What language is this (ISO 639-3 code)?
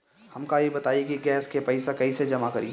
bho